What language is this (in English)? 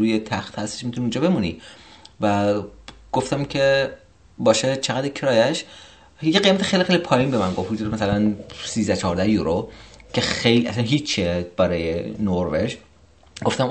Persian